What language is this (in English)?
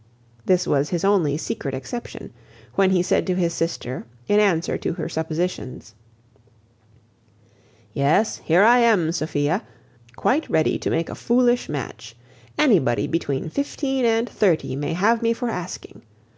English